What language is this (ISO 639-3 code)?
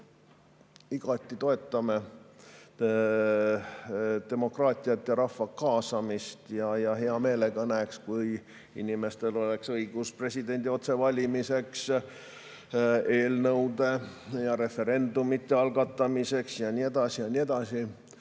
est